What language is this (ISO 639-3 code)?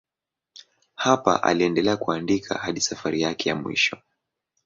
swa